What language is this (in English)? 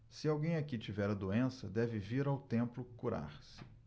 Portuguese